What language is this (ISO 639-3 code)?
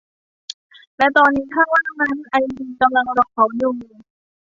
tha